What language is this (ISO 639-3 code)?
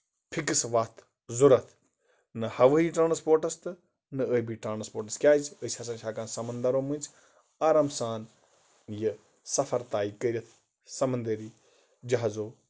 kas